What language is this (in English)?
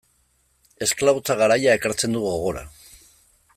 Basque